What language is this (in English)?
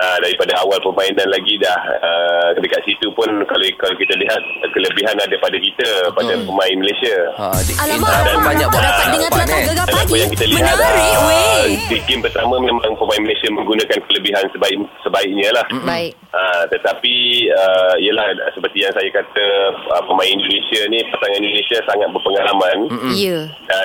Malay